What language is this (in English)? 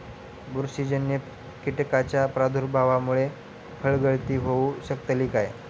Marathi